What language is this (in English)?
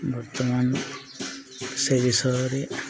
Odia